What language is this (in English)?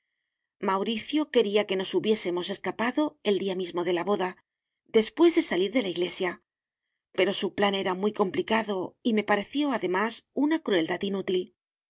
Spanish